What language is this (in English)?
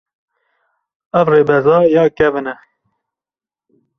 Kurdish